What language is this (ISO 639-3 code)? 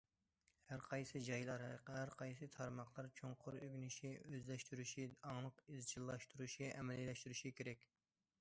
uig